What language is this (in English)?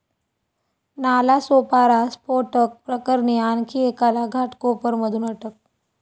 Marathi